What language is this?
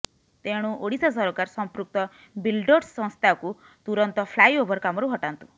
Odia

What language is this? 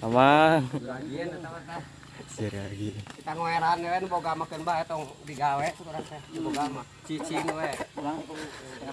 Indonesian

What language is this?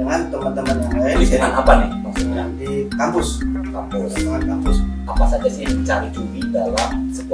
Indonesian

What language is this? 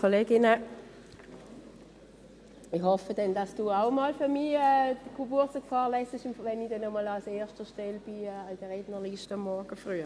Swiss German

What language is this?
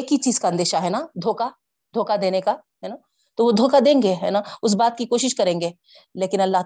Urdu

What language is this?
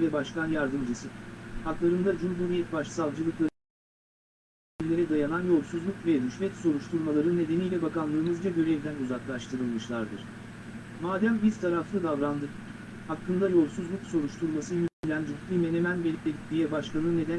Turkish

